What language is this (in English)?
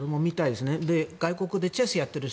Japanese